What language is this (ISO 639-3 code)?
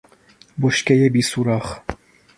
fas